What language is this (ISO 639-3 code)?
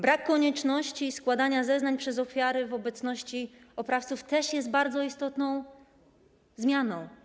pol